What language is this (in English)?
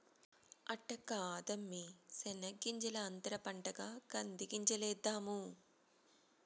Telugu